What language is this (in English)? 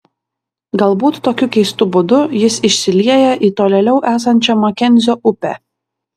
Lithuanian